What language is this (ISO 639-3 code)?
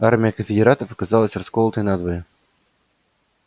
rus